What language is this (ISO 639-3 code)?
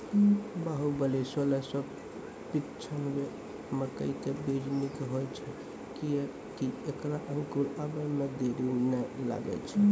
mai